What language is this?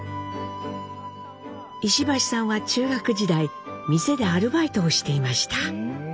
Japanese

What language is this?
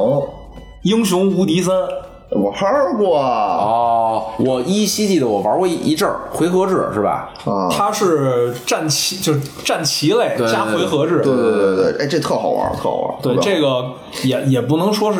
Chinese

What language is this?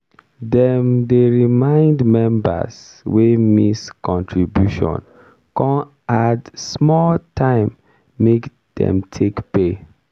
Nigerian Pidgin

